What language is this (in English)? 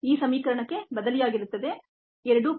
Kannada